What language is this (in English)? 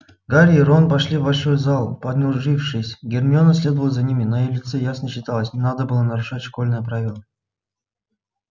Russian